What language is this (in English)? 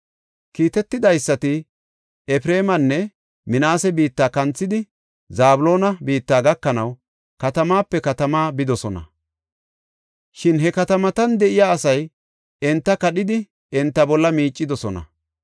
Gofa